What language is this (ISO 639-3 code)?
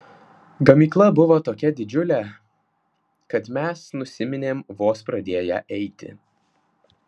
lit